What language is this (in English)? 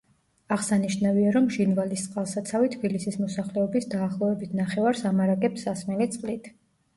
Georgian